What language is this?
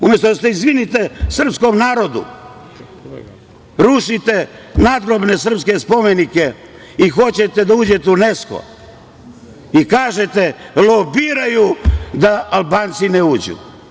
Serbian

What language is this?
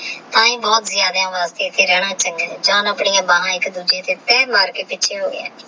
Punjabi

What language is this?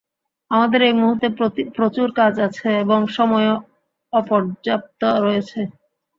Bangla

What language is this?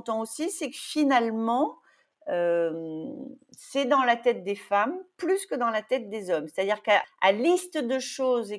French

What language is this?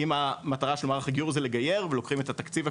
Hebrew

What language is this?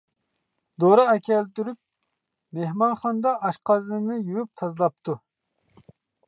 Uyghur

